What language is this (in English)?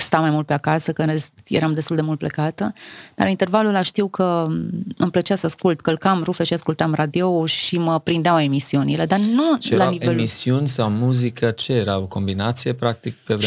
Romanian